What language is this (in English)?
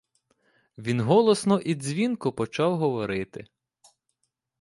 Ukrainian